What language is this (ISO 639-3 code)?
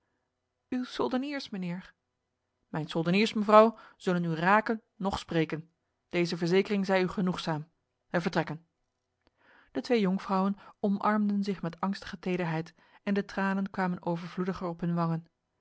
nld